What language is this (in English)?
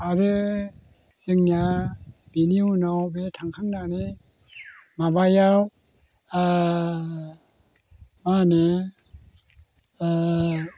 Bodo